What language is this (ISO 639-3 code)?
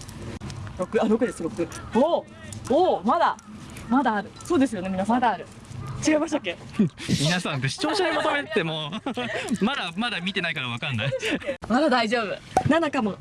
jpn